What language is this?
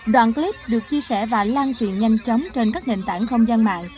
Vietnamese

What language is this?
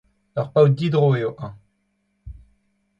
Breton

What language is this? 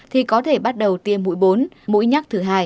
Vietnamese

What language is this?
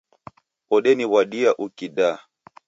Taita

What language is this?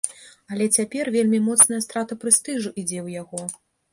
Belarusian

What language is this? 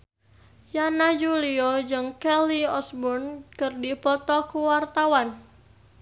Sundanese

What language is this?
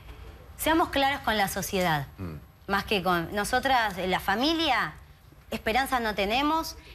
Spanish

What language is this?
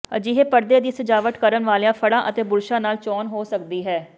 Punjabi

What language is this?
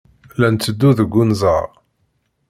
Kabyle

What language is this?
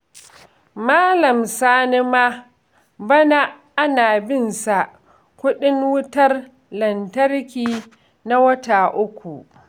Hausa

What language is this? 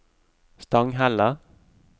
Norwegian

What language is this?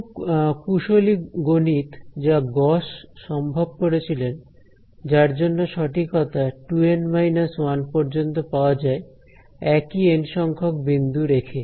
Bangla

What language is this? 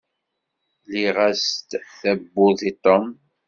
Kabyle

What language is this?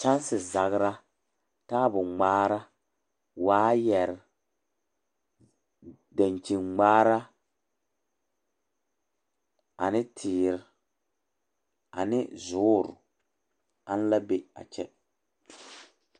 Southern Dagaare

